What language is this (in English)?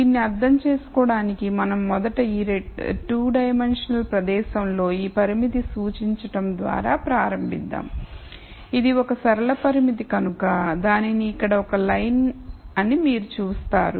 Telugu